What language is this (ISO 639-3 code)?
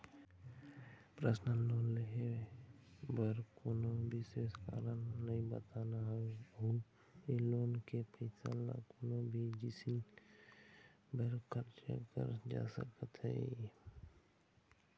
hne